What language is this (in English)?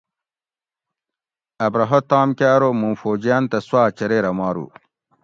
Gawri